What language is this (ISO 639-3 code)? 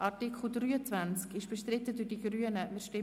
gsw